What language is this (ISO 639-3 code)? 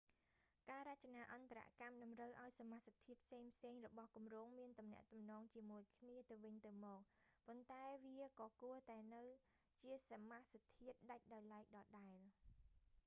khm